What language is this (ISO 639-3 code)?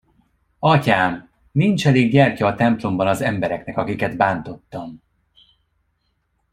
hun